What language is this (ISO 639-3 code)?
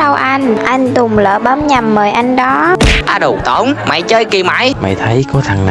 vie